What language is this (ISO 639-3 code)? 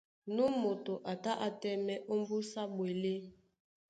dua